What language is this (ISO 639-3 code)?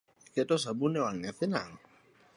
luo